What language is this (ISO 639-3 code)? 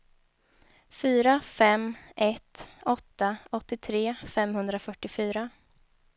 swe